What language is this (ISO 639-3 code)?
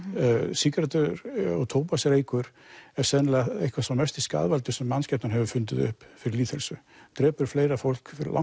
isl